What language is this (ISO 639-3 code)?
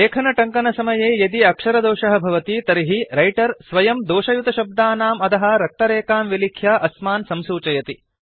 san